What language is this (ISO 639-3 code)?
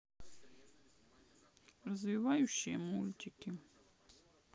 rus